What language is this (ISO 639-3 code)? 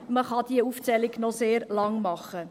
gsw